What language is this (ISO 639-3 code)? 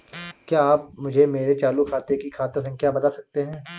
hin